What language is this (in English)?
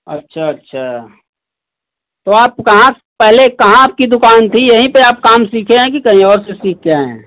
Hindi